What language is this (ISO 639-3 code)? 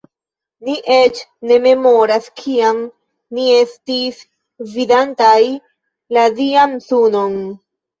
epo